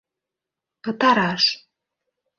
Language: Mari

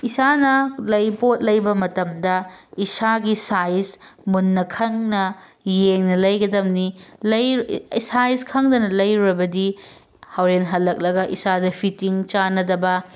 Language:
Manipuri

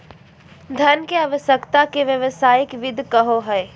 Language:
Magahi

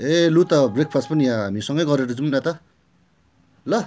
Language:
Nepali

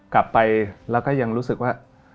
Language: Thai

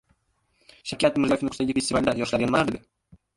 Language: Uzbek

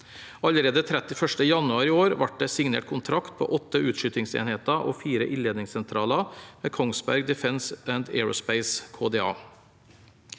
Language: Norwegian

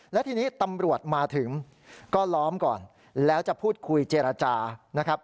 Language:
Thai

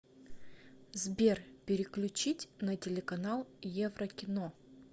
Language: Russian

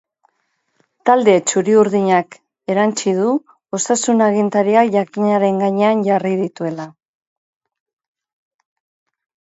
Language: Basque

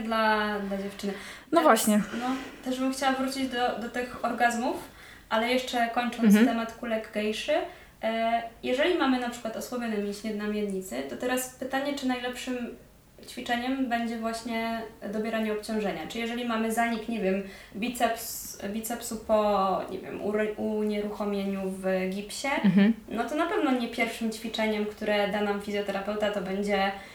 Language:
Polish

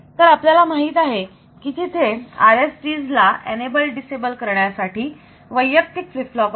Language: Marathi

